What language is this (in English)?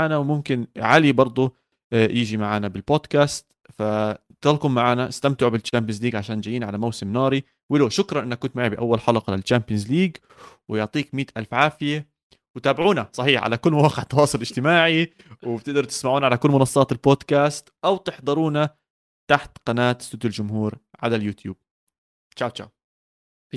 Arabic